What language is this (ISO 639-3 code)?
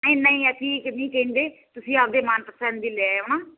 pan